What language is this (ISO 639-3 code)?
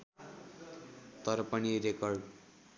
nep